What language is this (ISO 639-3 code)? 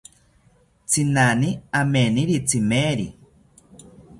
cpy